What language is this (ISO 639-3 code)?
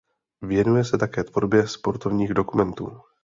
ces